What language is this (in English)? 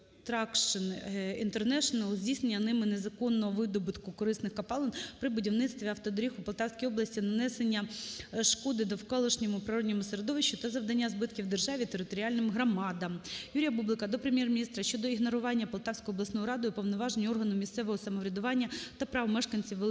Ukrainian